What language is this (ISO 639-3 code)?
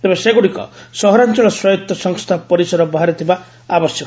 ori